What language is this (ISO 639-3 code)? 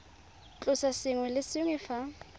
tsn